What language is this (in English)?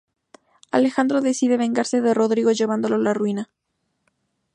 Spanish